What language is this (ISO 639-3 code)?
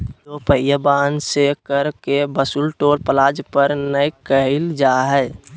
mag